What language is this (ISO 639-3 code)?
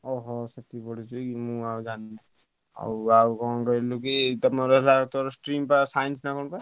ori